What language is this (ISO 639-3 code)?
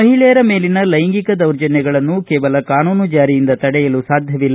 kan